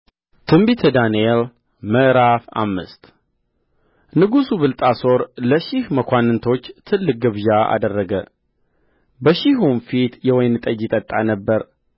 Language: Amharic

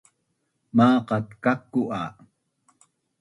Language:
Bunun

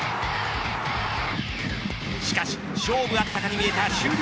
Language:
Japanese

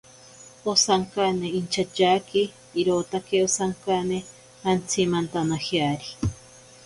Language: Ashéninka Perené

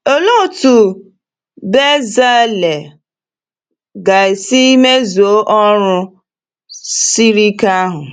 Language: Igbo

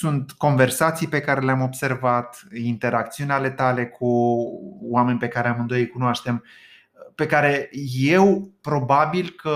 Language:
Romanian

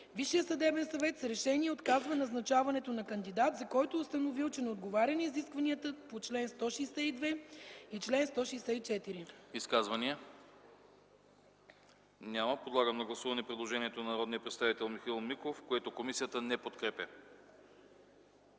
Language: Bulgarian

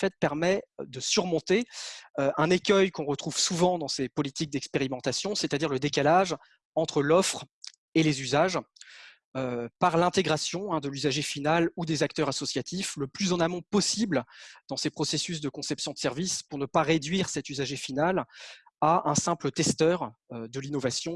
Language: French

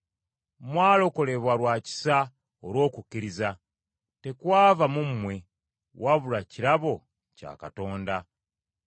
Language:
Ganda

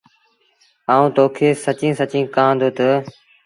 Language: Sindhi Bhil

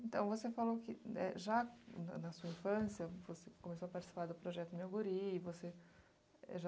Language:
Portuguese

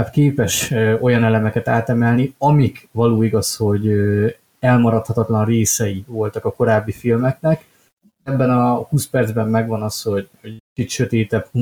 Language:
Hungarian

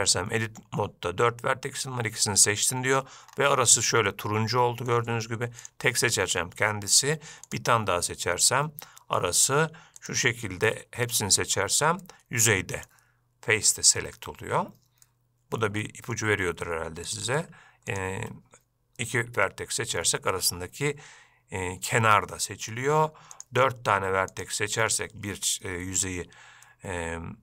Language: Turkish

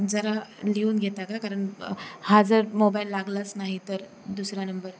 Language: Marathi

